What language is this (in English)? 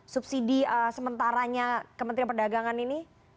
Indonesian